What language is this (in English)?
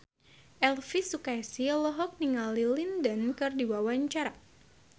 Sundanese